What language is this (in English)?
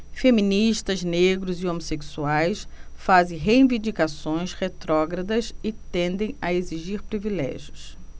Portuguese